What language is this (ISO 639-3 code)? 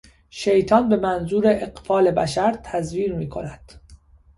fas